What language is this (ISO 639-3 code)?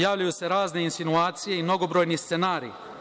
srp